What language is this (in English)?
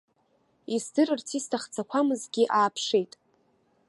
Abkhazian